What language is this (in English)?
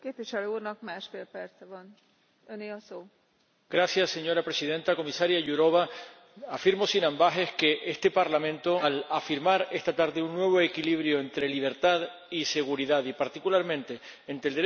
Spanish